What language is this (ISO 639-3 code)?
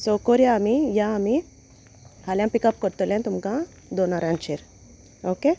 kok